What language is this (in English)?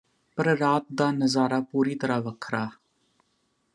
Punjabi